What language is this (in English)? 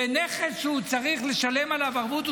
Hebrew